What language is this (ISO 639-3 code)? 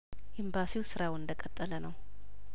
amh